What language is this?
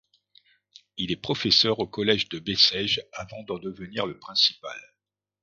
French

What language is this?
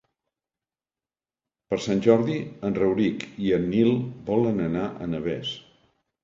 Catalan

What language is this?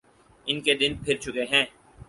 Urdu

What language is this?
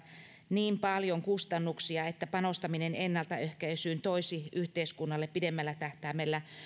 Finnish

